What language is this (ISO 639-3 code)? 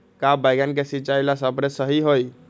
mag